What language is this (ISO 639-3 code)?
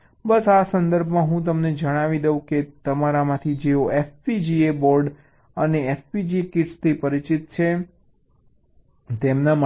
guj